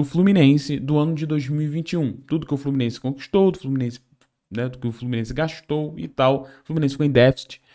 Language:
Portuguese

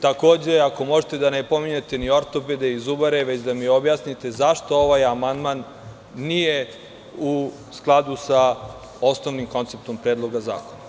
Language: Serbian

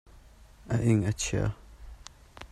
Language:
Hakha Chin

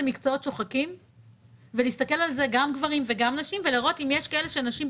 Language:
Hebrew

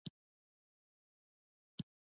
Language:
Pashto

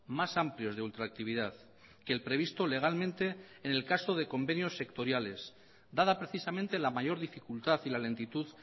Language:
Spanish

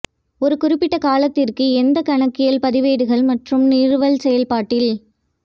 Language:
Tamil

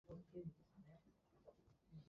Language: Japanese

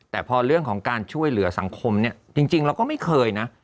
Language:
Thai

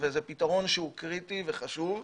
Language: Hebrew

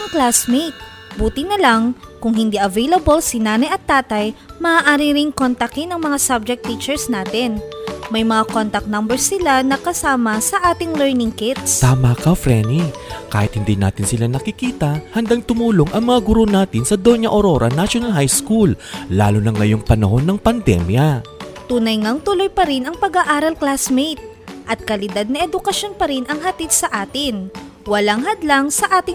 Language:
Filipino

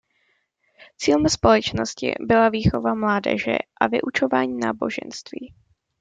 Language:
Czech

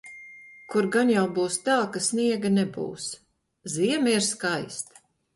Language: Latvian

